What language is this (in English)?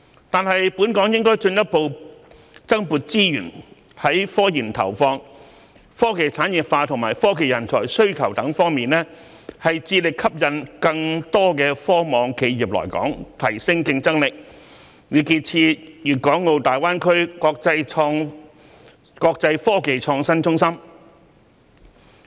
Cantonese